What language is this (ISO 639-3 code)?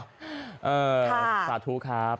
tha